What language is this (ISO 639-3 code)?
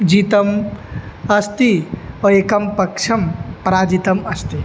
san